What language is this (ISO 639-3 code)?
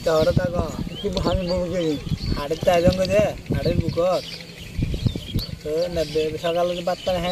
vie